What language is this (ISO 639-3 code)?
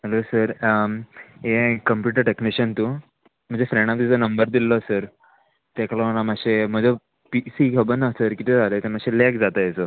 kok